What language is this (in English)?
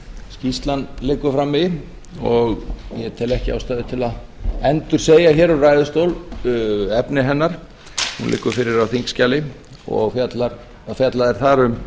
Icelandic